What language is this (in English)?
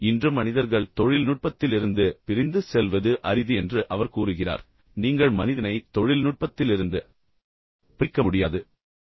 Tamil